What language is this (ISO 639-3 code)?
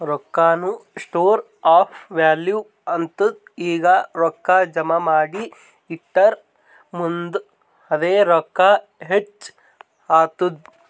kan